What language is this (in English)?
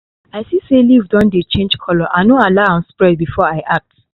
Nigerian Pidgin